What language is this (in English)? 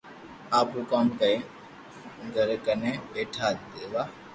Loarki